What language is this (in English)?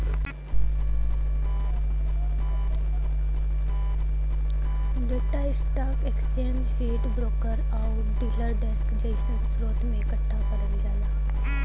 Bhojpuri